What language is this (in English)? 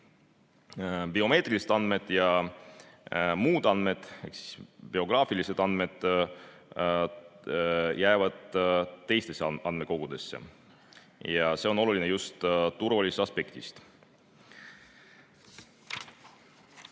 Estonian